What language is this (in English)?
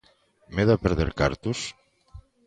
Galician